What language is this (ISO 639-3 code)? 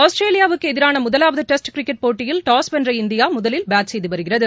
tam